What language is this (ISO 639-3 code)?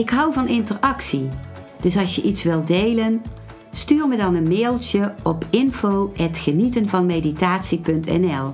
nld